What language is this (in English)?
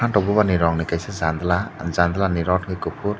Kok Borok